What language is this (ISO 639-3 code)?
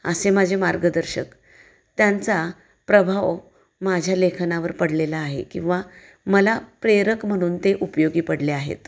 mar